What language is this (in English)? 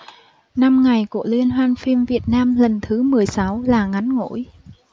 Vietnamese